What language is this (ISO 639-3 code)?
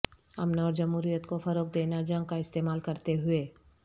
urd